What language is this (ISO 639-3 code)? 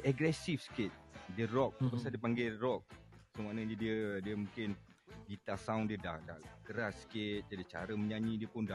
msa